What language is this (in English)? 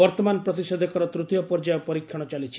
Odia